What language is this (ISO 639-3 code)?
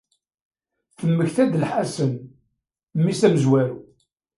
kab